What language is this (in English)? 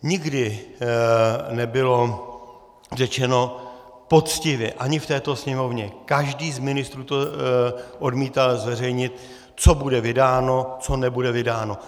Czech